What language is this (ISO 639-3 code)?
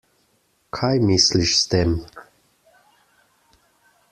slv